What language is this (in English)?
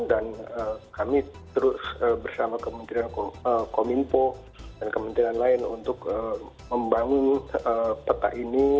Indonesian